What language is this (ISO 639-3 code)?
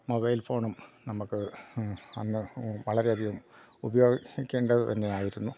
mal